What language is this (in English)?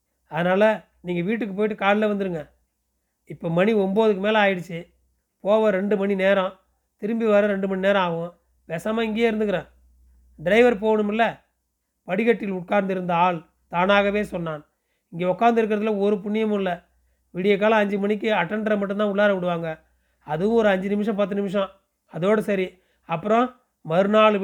Tamil